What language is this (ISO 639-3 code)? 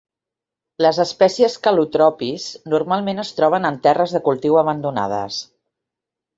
cat